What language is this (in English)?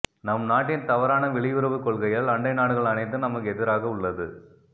Tamil